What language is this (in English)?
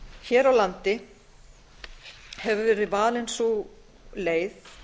Icelandic